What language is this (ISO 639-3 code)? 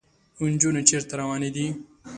pus